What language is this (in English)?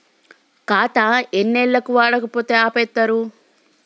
Telugu